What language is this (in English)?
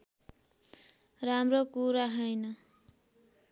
Nepali